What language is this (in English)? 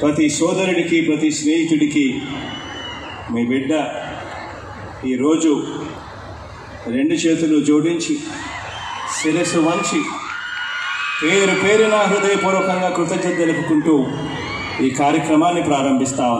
Hindi